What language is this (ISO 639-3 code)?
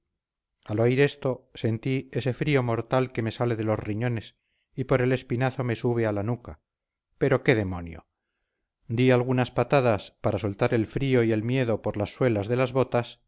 spa